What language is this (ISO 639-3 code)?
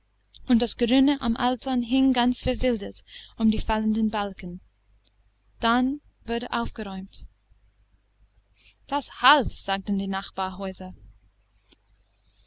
deu